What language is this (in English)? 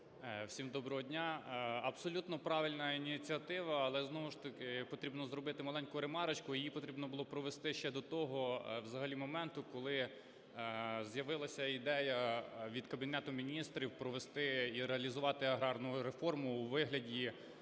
Ukrainian